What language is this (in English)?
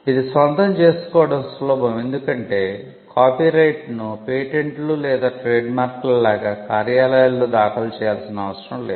Telugu